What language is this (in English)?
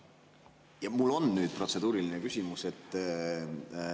Estonian